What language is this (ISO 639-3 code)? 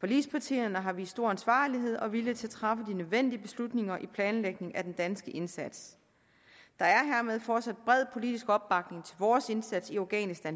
dan